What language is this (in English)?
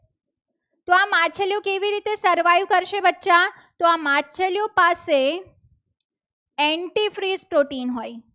Gujarati